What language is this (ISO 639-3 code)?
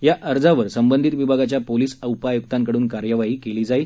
mar